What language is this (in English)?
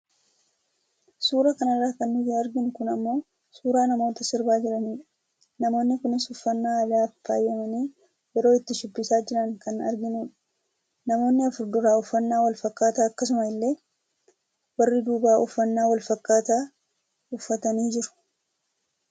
Oromo